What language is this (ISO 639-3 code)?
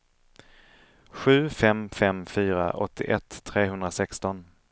swe